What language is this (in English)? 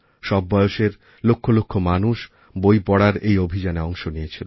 Bangla